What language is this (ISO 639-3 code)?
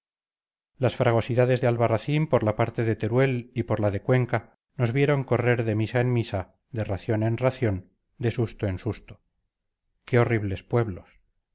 spa